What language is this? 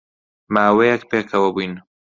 Central Kurdish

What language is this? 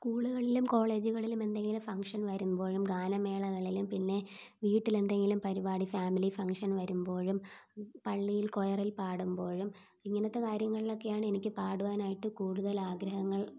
Malayalam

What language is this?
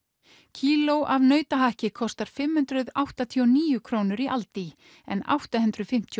Icelandic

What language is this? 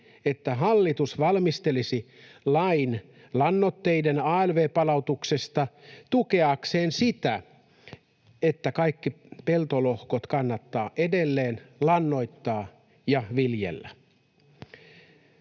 Finnish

